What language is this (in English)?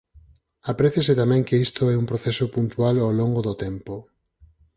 Galician